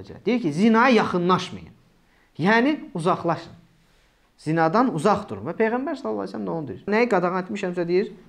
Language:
Turkish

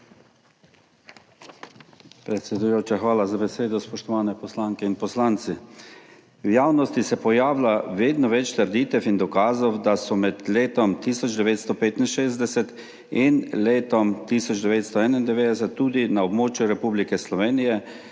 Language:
Slovenian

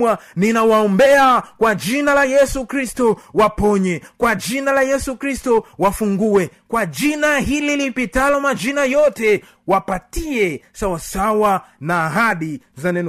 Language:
Swahili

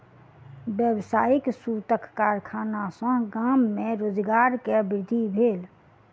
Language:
Maithili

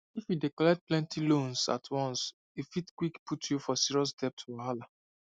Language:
Nigerian Pidgin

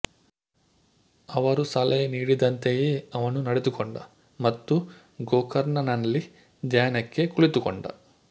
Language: Kannada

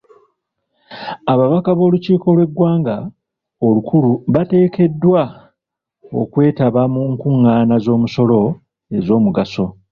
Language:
Ganda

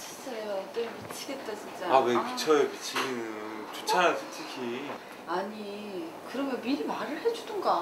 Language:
Korean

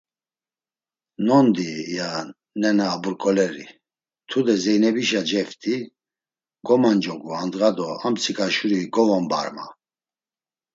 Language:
Laz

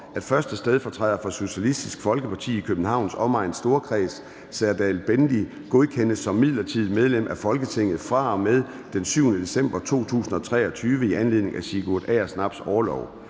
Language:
Danish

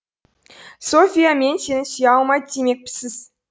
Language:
Kazakh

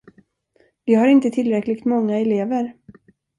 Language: Swedish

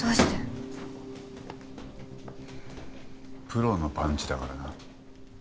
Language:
Japanese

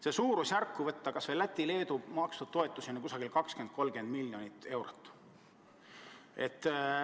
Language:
Estonian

